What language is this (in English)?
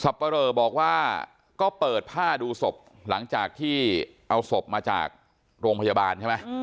Thai